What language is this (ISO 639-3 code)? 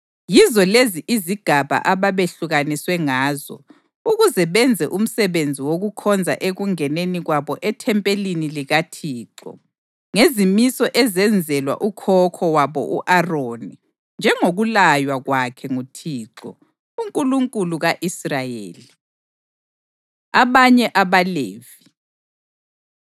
nde